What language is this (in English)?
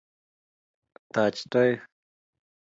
Kalenjin